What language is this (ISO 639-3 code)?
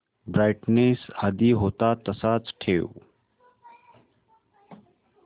mar